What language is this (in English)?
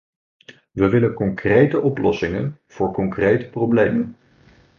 Dutch